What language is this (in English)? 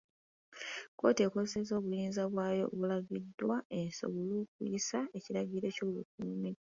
Ganda